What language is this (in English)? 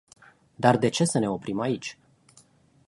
Romanian